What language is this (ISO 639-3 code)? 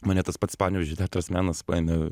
lit